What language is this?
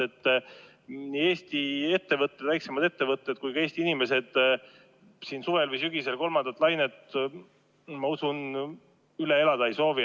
Estonian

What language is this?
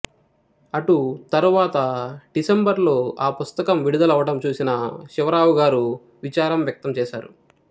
Telugu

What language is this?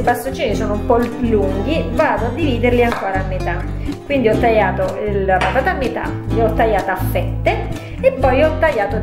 Italian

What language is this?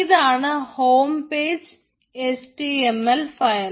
Malayalam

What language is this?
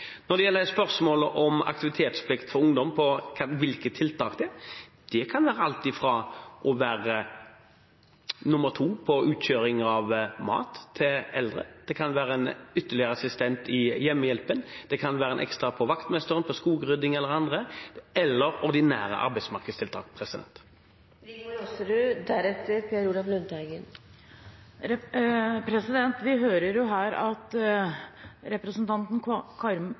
Norwegian Bokmål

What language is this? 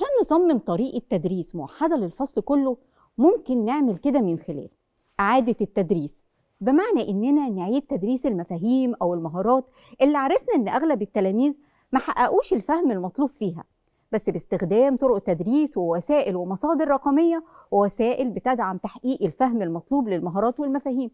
Arabic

